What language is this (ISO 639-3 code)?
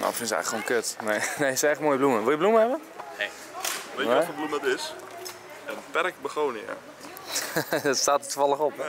nld